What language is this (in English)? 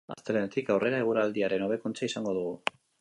Basque